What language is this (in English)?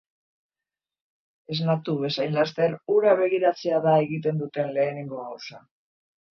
Basque